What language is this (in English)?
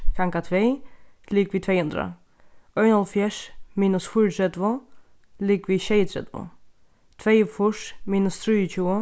Faroese